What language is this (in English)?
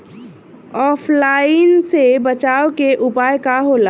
Bhojpuri